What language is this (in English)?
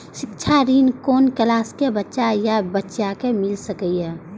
Maithili